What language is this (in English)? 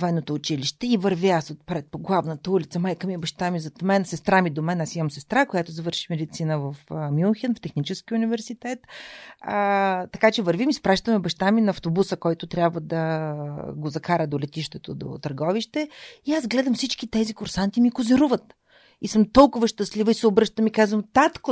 Bulgarian